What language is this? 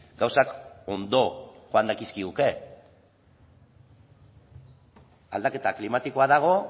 Basque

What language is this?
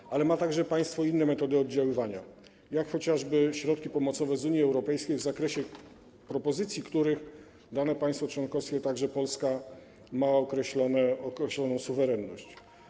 Polish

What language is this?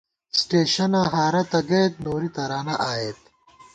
Gawar-Bati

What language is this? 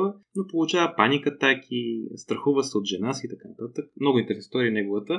Bulgarian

